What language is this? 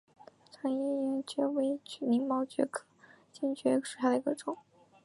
Chinese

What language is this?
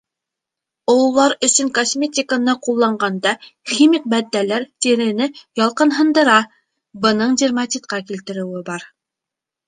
Bashkir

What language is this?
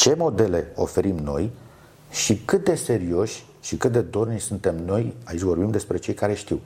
Romanian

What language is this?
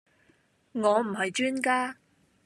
Cantonese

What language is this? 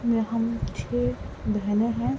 Urdu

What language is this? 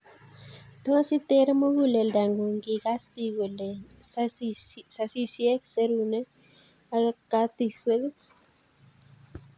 Kalenjin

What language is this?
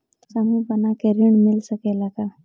Bhojpuri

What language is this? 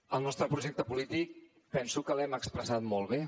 Catalan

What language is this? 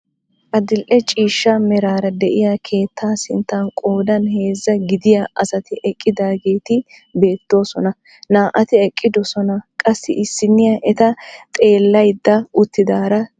Wolaytta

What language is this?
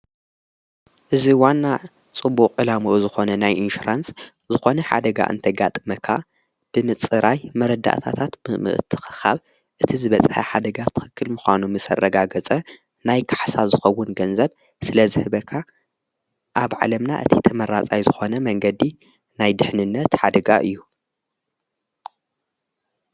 Tigrinya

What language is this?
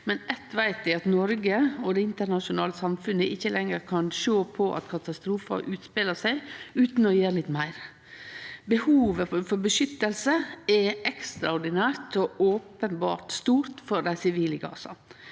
Norwegian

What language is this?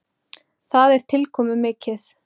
Icelandic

